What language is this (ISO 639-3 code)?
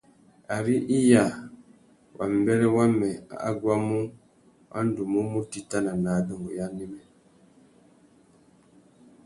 bag